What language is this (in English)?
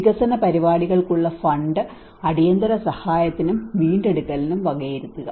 Malayalam